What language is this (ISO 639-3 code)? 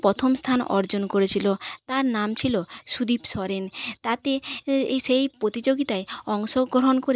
ben